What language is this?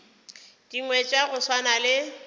Northern Sotho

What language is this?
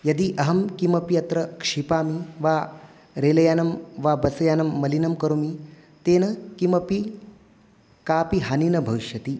Sanskrit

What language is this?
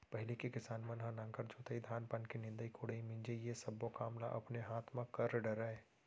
Chhattisgarhi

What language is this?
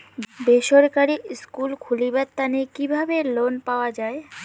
Bangla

